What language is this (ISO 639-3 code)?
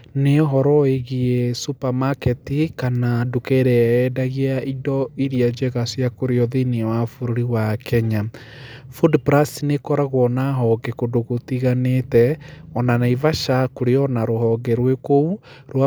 kik